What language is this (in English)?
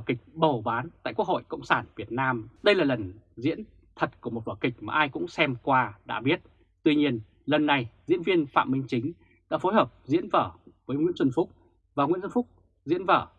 Vietnamese